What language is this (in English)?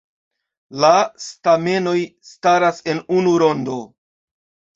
Esperanto